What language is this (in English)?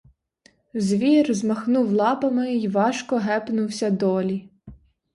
Ukrainian